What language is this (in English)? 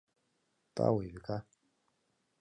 Mari